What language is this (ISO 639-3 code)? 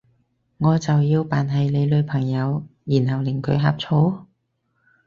yue